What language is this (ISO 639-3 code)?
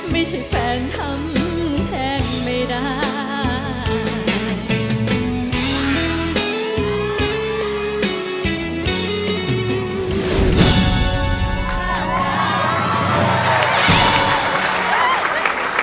tha